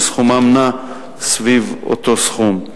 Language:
Hebrew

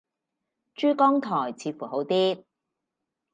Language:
Cantonese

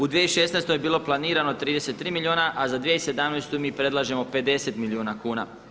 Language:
Croatian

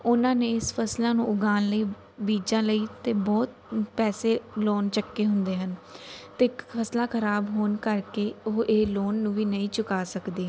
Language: Punjabi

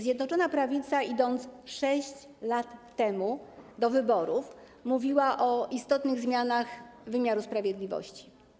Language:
Polish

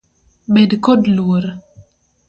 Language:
Luo (Kenya and Tanzania)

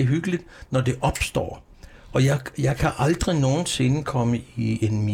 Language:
Danish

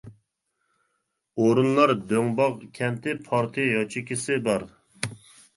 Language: Uyghur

